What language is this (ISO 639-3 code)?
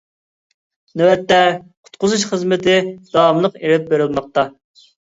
uig